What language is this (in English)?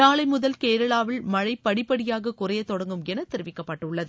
Tamil